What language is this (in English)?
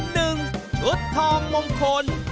Thai